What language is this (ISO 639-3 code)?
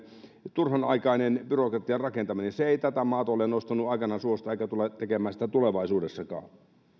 fin